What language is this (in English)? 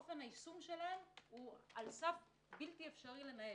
Hebrew